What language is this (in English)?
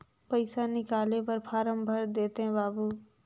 Chhattisgarhi